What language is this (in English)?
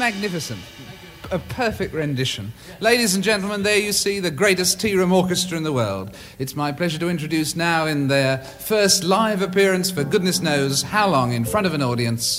Danish